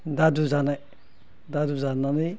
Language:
Bodo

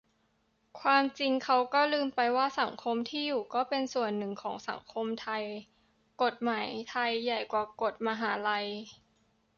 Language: Thai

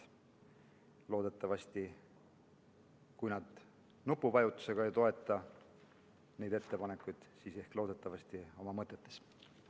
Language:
Estonian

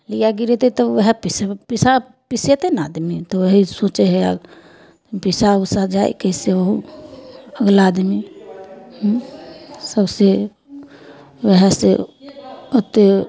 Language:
Maithili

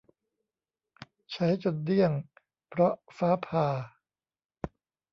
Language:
Thai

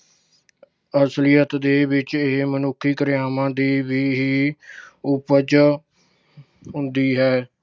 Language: Punjabi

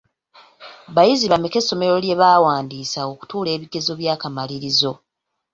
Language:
Ganda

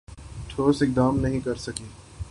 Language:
Urdu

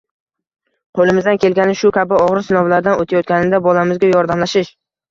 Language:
Uzbek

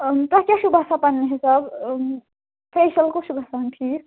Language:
Kashmiri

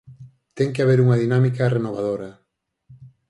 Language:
Galician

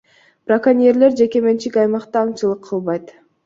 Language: Kyrgyz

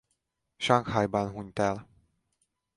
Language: Hungarian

